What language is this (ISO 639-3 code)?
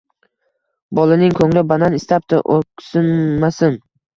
uzb